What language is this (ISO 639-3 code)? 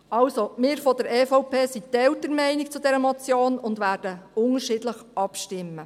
gsw